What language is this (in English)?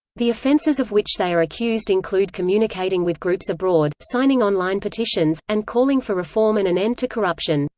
English